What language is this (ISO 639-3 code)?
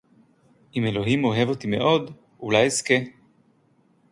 heb